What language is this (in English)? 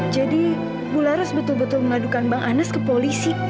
Indonesian